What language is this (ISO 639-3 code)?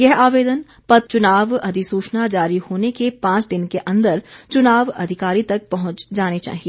hin